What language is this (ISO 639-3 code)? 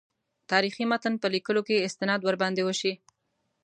pus